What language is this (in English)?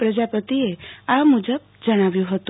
Gujarati